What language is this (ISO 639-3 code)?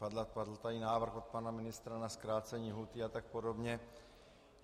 ces